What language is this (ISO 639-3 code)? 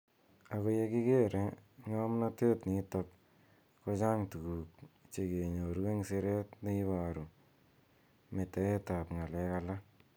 kln